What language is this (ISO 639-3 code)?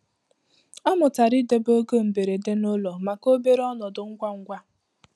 ibo